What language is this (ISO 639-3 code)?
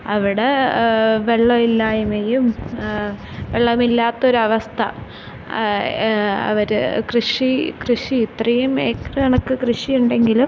mal